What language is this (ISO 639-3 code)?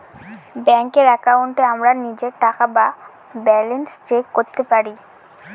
ben